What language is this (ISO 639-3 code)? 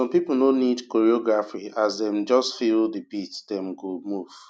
pcm